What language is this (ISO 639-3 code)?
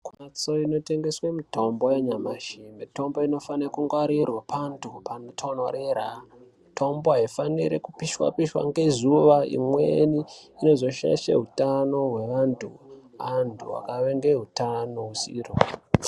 ndc